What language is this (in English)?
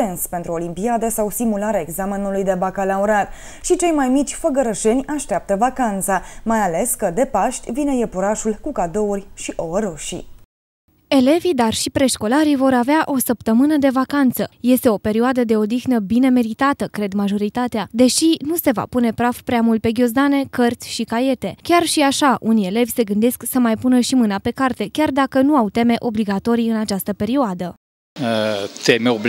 Romanian